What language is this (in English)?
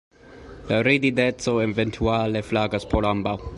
Esperanto